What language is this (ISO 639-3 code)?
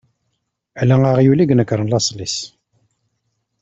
kab